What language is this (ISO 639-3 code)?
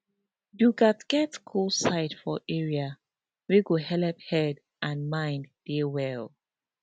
pcm